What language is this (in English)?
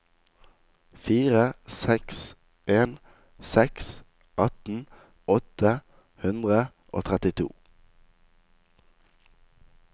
Norwegian